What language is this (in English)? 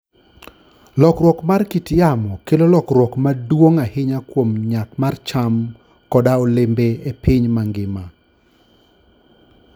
Luo (Kenya and Tanzania)